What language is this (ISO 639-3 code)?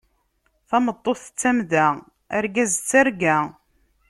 kab